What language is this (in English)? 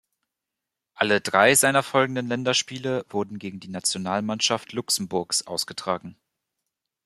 German